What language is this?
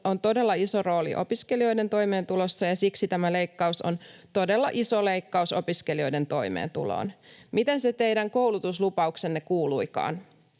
Finnish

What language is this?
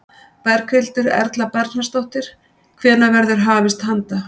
Icelandic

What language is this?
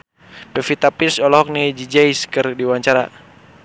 Sundanese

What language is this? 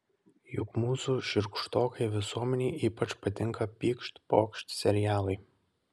Lithuanian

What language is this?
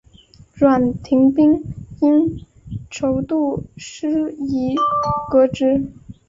Chinese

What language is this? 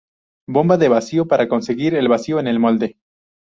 Spanish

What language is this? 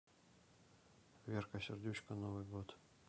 Russian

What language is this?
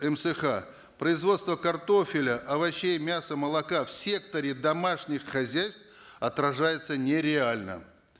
Kazakh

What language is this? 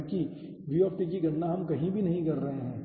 Hindi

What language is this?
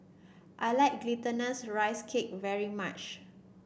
English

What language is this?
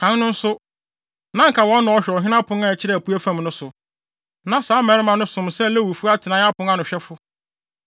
Akan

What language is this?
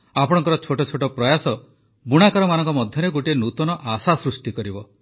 Odia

